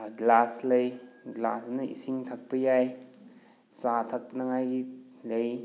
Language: Manipuri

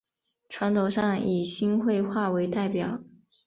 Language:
Chinese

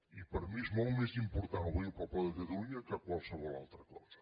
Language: Catalan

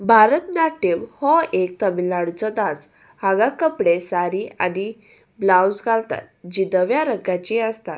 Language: Konkani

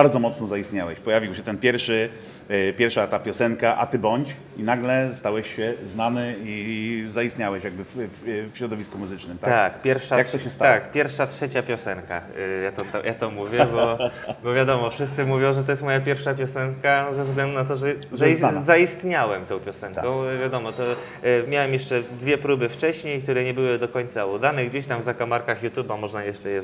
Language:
Polish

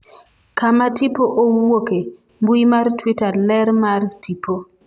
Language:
Luo (Kenya and Tanzania)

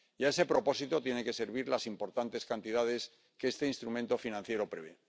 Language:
Spanish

